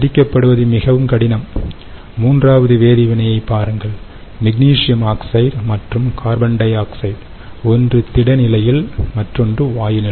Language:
Tamil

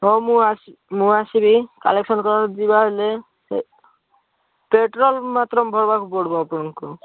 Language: Odia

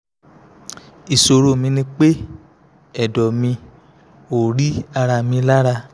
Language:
Yoruba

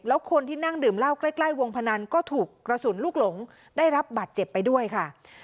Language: Thai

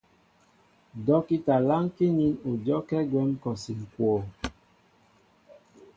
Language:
Mbo (Cameroon)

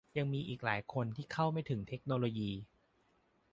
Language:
Thai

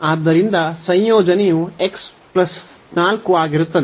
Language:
Kannada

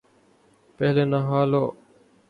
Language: Urdu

